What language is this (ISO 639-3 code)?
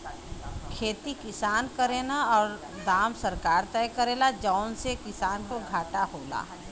bho